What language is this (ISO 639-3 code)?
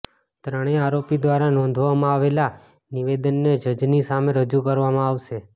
guj